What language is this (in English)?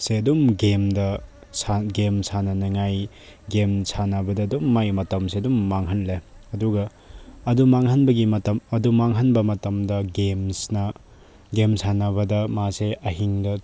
Manipuri